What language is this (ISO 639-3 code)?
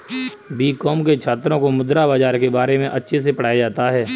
hin